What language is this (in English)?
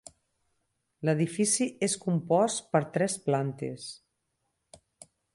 Catalan